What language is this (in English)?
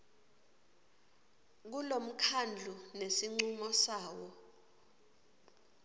Swati